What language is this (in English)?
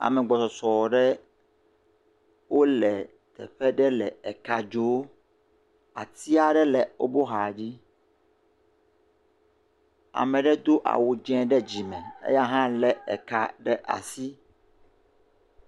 Ewe